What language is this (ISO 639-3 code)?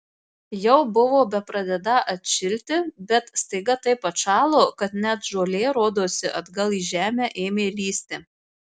lit